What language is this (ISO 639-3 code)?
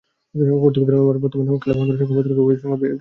ben